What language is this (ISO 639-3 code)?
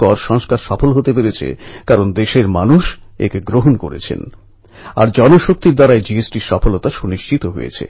ben